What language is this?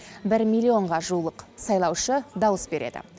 Kazakh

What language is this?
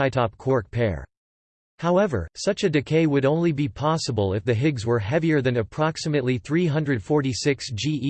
English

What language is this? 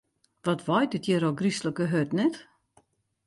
Western Frisian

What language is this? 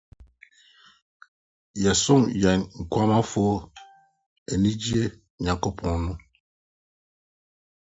Akan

